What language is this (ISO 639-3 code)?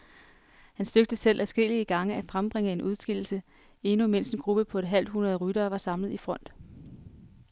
dan